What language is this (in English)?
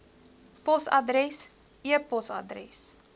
Afrikaans